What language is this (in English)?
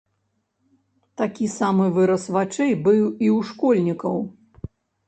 Belarusian